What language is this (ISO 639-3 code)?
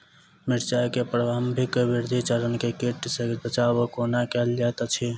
mai